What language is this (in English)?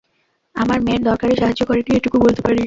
Bangla